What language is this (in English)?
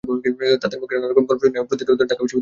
Bangla